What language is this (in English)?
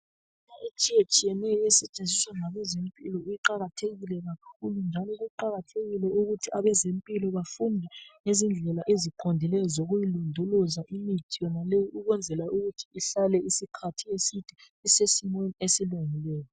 North Ndebele